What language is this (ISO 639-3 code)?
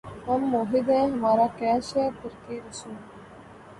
urd